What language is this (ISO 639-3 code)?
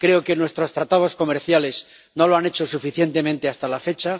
spa